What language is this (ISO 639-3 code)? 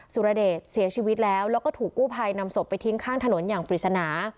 tha